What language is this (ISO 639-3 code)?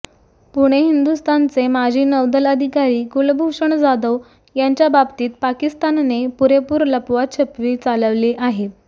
mar